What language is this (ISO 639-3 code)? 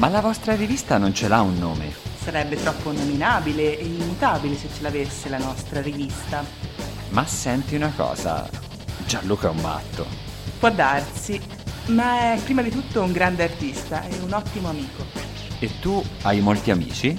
ita